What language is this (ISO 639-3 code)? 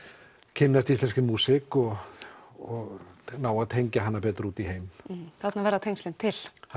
isl